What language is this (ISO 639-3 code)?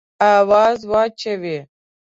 pus